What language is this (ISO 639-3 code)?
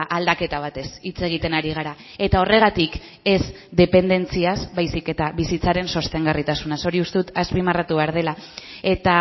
eus